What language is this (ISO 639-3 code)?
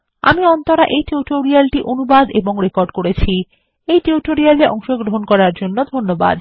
ben